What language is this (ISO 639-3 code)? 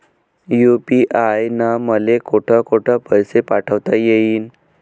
mar